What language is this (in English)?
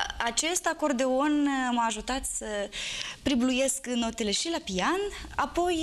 Romanian